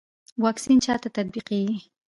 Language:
Pashto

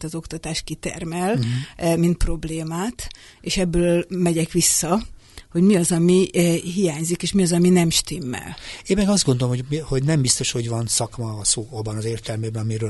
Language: Hungarian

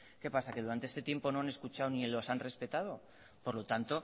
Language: Spanish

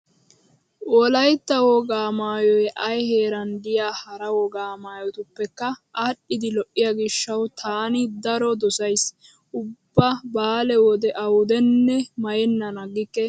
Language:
Wolaytta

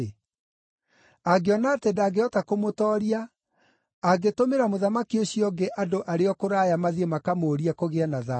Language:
Kikuyu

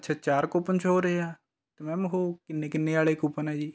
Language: Punjabi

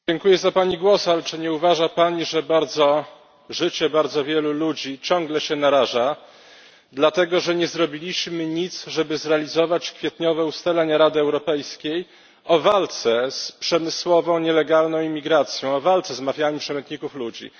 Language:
Polish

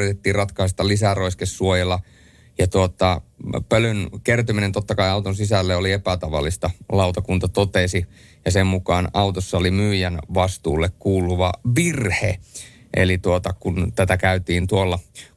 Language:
Finnish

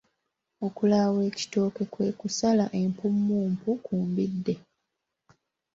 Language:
Ganda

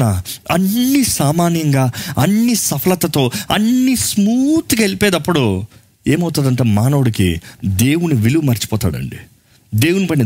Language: Telugu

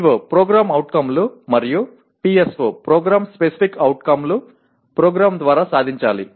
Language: Telugu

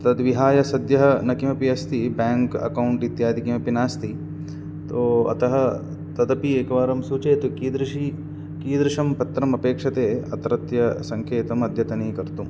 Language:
Sanskrit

